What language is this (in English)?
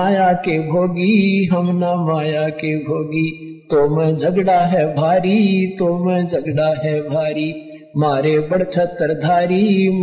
Hindi